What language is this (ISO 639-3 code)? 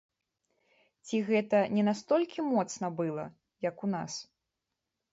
bel